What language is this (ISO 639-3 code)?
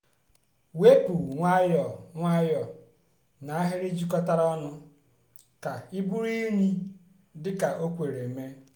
ibo